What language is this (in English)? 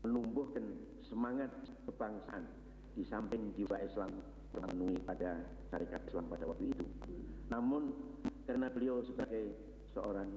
Indonesian